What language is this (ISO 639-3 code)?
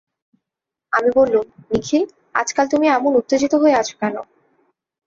ben